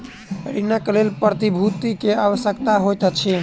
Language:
Maithili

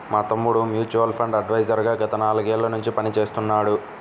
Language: Telugu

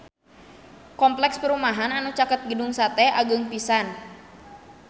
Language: Sundanese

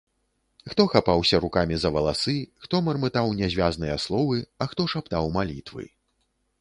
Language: Belarusian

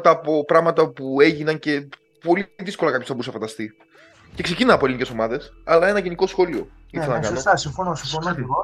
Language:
Greek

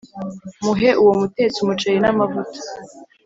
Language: Kinyarwanda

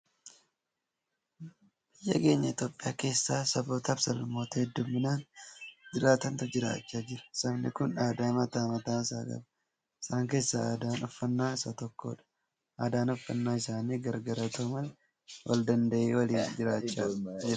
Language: Oromo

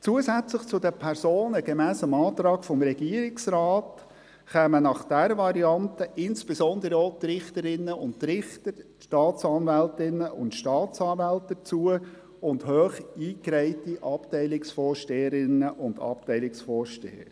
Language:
Swiss German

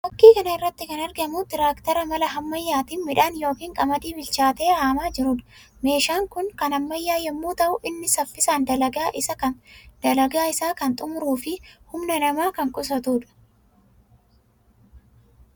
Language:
Oromo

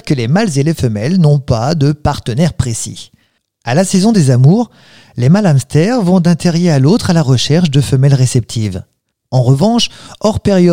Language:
French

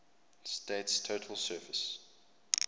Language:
English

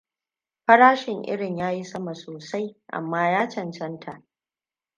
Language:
Hausa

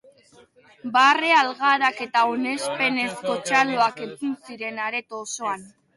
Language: Basque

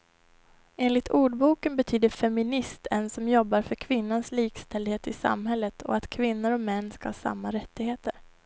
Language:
Swedish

